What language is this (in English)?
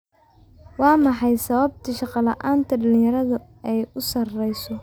Somali